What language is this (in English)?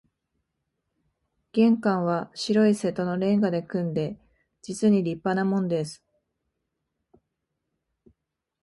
Japanese